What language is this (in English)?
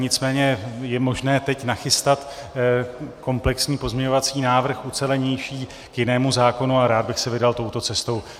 Czech